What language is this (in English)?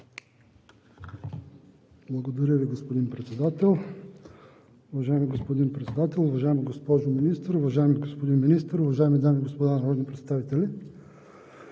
Bulgarian